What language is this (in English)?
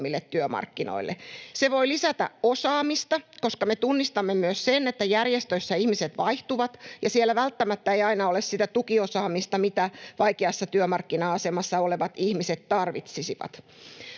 Finnish